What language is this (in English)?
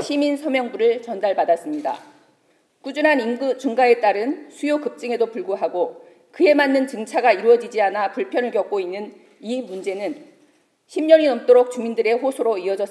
Korean